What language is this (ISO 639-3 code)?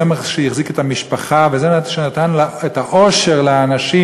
heb